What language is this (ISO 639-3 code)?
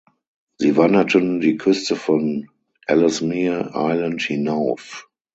deu